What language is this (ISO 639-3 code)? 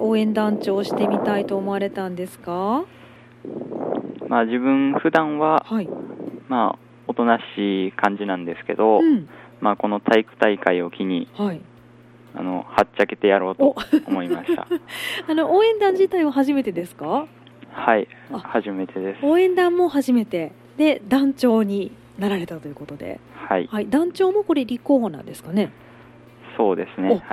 jpn